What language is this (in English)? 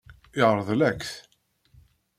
Kabyle